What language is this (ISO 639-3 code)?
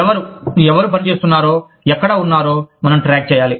tel